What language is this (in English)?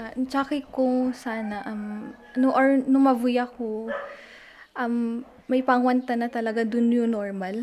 Filipino